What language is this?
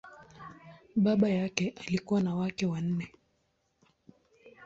Swahili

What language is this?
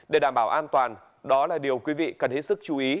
Vietnamese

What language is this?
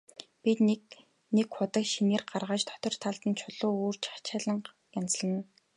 Mongolian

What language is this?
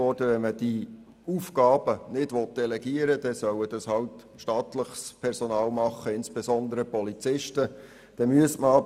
Swiss German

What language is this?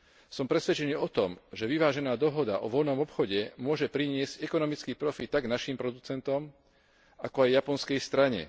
Slovak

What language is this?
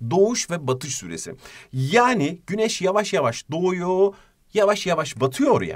Turkish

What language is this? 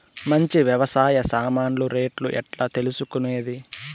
Telugu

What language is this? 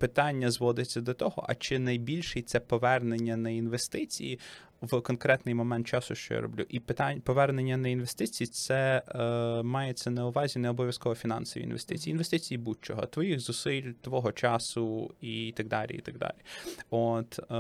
Ukrainian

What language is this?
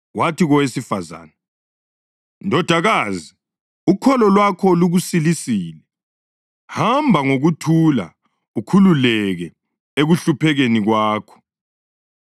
North Ndebele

